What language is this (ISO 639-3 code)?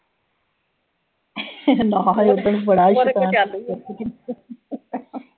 pan